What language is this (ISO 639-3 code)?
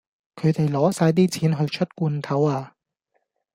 yue